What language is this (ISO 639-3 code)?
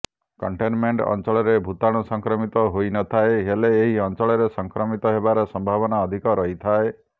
ori